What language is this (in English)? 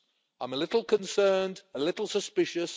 English